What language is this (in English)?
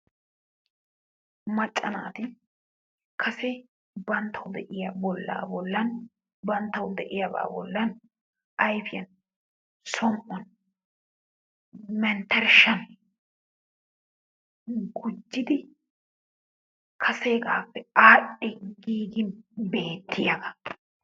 Wolaytta